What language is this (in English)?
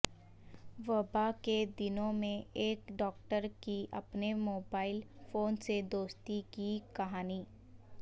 Urdu